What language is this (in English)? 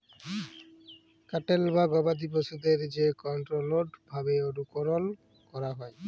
Bangla